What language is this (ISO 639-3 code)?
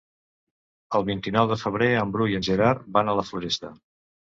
cat